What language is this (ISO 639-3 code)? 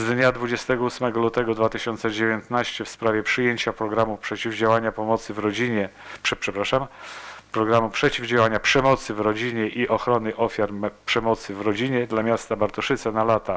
pol